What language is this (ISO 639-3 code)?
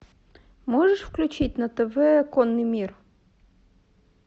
rus